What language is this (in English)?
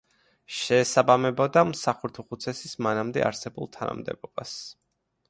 Georgian